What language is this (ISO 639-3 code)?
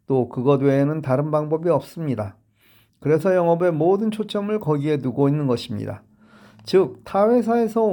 kor